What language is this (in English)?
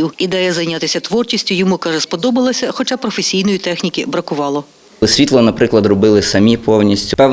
Ukrainian